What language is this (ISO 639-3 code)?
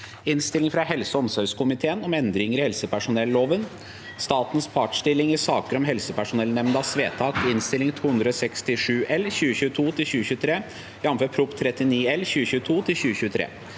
nor